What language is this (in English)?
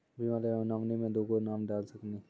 Maithili